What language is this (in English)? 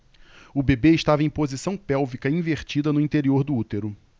Portuguese